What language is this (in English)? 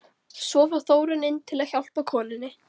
Icelandic